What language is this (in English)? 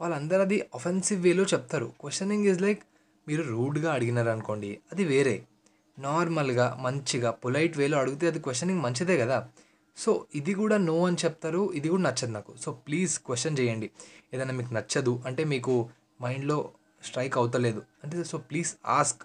Telugu